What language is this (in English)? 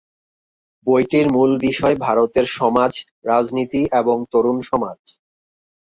Bangla